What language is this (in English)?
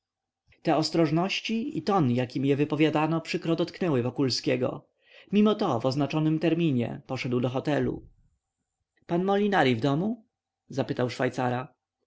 Polish